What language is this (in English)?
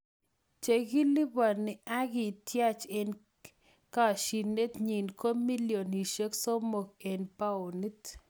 Kalenjin